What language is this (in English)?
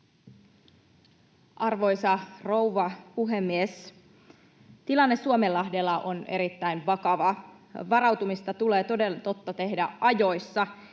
Finnish